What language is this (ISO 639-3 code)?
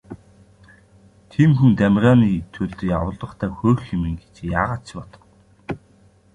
mon